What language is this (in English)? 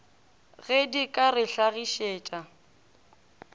Northern Sotho